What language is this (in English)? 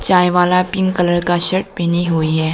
Hindi